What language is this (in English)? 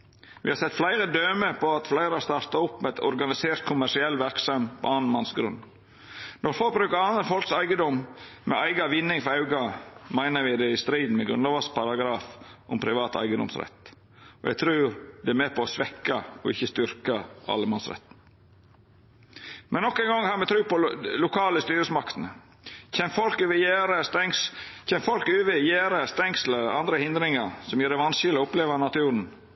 Norwegian Nynorsk